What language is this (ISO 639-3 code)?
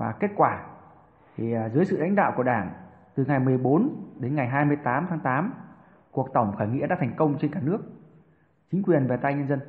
vie